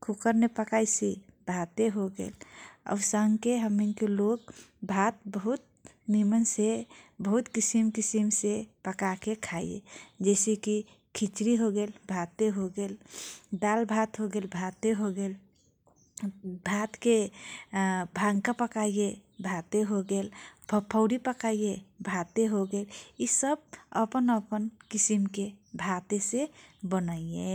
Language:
Kochila Tharu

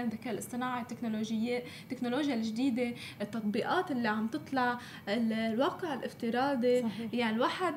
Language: Arabic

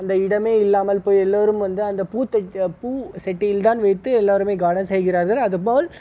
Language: Tamil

